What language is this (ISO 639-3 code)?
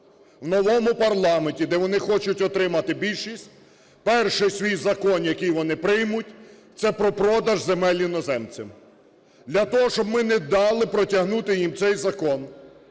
ukr